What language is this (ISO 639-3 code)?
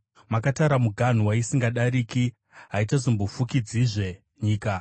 sna